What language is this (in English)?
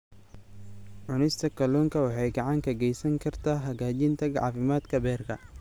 Somali